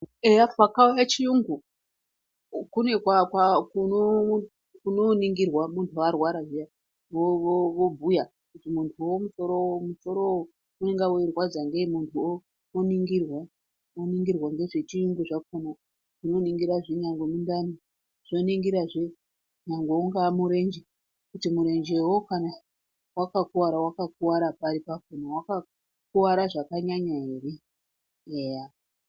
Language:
Ndau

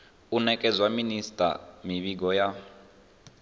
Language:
Venda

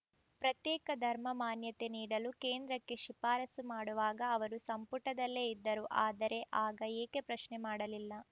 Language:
Kannada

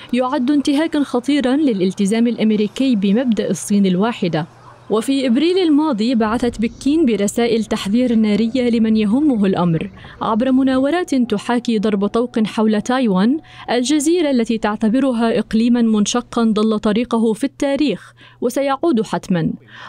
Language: Arabic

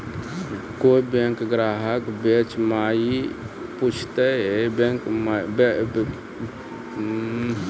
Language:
Maithili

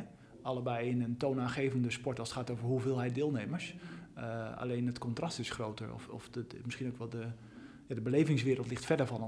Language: Dutch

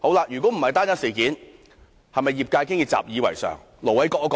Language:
Cantonese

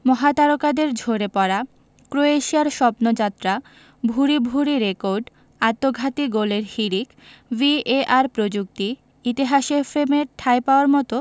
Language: Bangla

